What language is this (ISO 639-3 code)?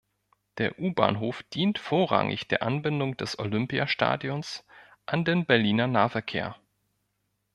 deu